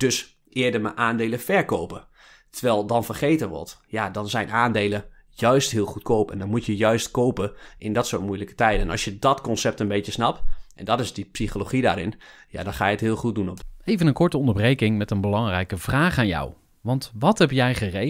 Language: Dutch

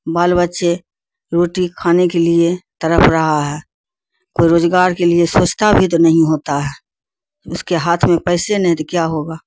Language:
Urdu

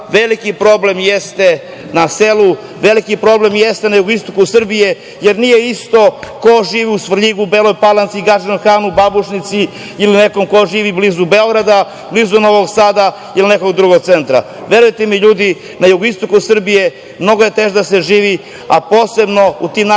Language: Serbian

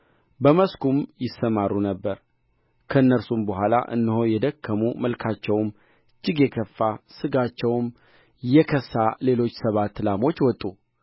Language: Amharic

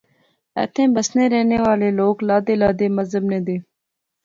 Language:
Pahari-Potwari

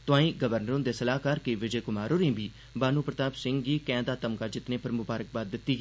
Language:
Dogri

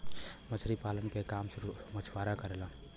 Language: Bhojpuri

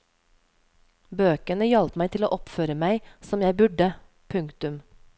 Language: Norwegian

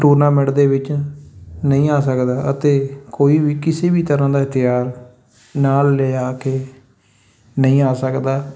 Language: Punjabi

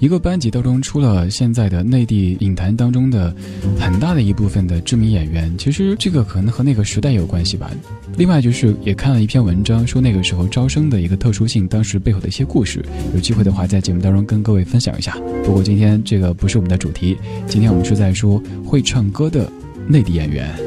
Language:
Chinese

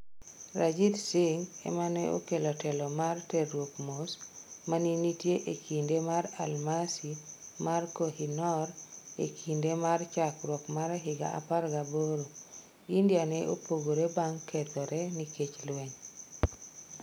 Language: Luo (Kenya and Tanzania)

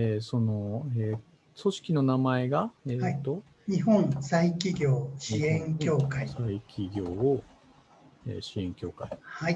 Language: Japanese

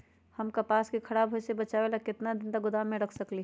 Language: Magahi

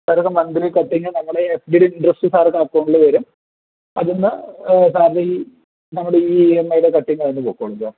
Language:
Malayalam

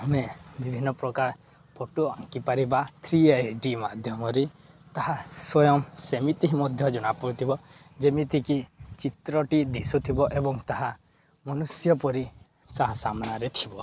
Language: Odia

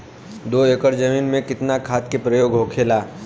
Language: Bhojpuri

